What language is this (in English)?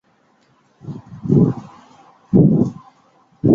Chinese